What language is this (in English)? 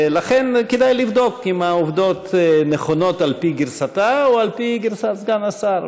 Hebrew